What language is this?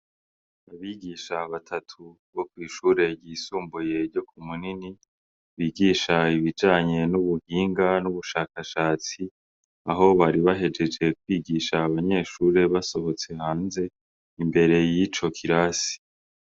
Rundi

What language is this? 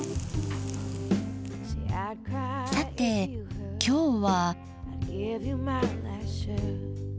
Japanese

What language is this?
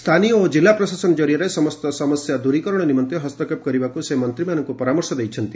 Odia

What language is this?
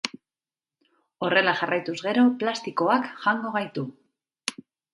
Basque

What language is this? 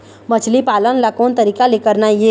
Chhattisgarhi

